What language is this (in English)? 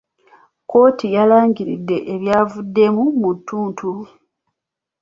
Ganda